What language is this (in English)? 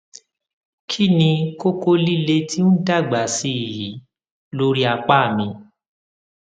Yoruba